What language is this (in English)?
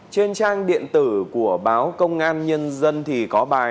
Vietnamese